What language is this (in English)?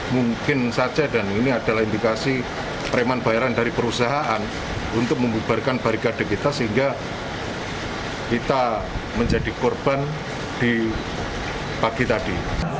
Indonesian